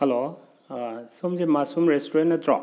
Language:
Manipuri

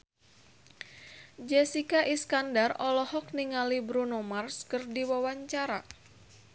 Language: Sundanese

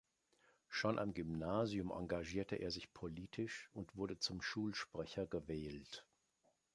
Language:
German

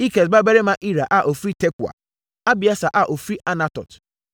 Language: Akan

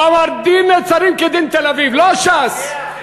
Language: Hebrew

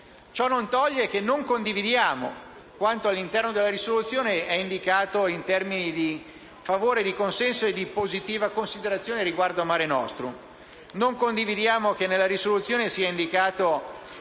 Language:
Italian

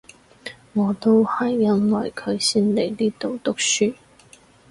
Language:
Cantonese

